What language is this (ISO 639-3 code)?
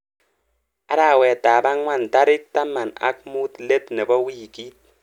kln